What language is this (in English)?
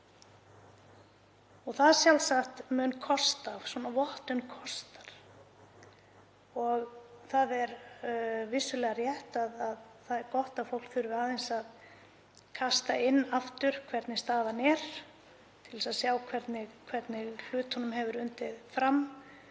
Icelandic